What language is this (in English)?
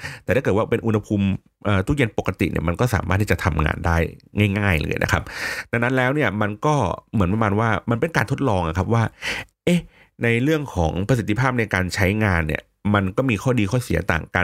Thai